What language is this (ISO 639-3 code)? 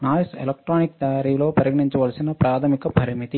tel